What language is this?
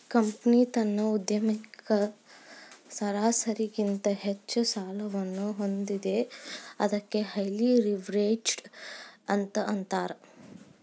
Kannada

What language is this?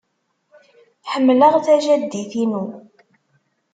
Kabyle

